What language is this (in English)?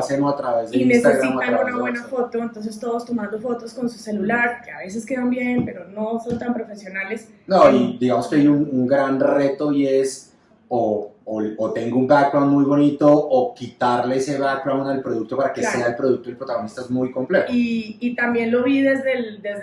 Spanish